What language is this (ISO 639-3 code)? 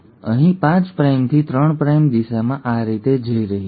guj